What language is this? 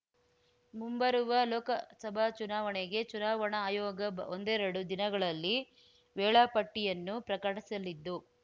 Kannada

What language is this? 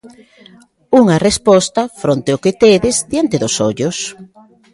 Galician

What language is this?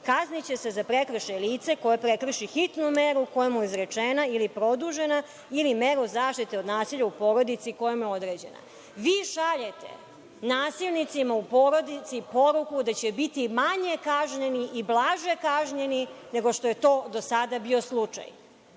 Serbian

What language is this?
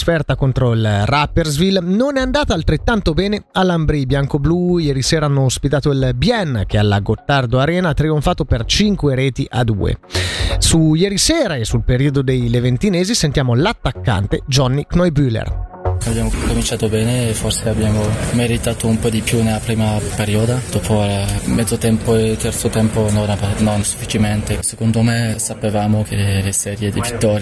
Italian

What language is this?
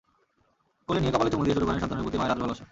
Bangla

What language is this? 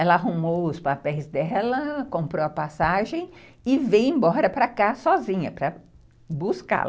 Portuguese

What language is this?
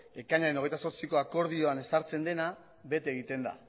Basque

